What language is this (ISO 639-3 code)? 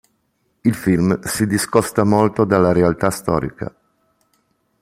ita